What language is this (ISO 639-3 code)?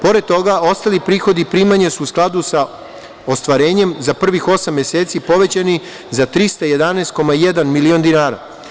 srp